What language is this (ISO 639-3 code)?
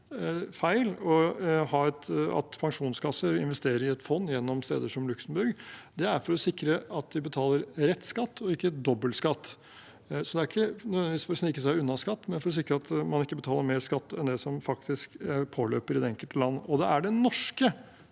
nor